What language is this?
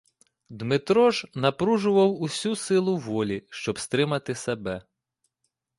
Ukrainian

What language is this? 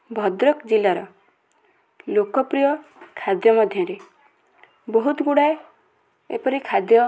Odia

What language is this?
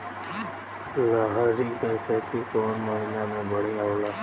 Bhojpuri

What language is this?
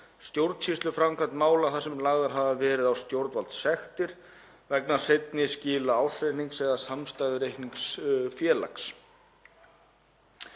Icelandic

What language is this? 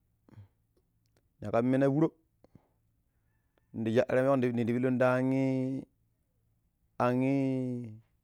Pero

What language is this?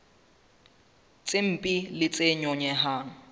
Southern Sotho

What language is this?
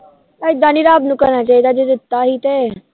Punjabi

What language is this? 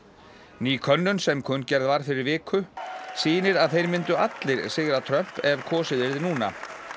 Icelandic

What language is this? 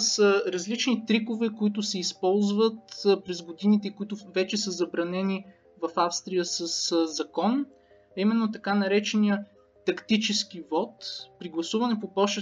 Bulgarian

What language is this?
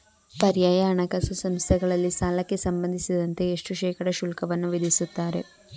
Kannada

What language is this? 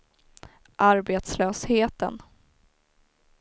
Swedish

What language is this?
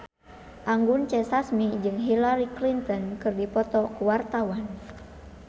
Sundanese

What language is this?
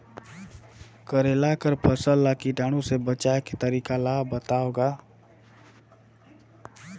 Chhattisgarhi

